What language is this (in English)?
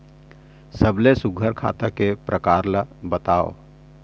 Chhattisgarhi